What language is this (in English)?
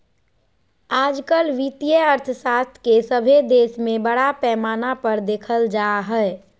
Magahi